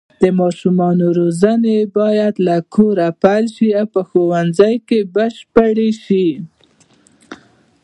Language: Pashto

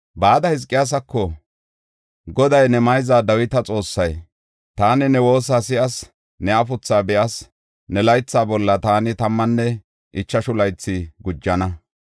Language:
Gofa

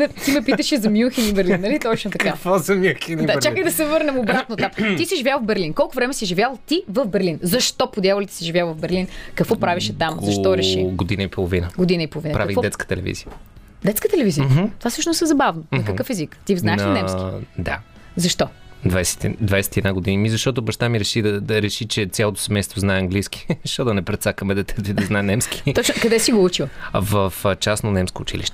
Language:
Bulgarian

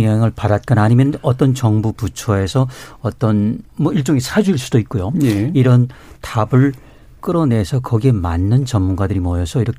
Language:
Korean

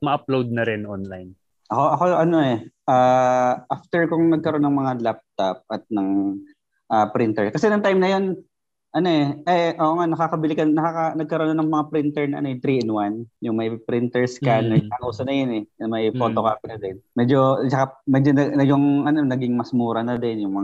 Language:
Filipino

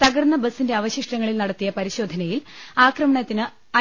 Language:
Malayalam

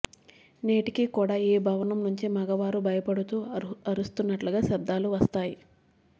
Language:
Telugu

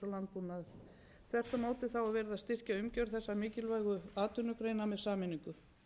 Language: Icelandic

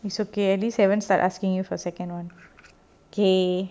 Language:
English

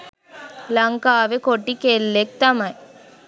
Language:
Sinhala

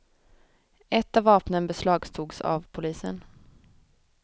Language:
Swedish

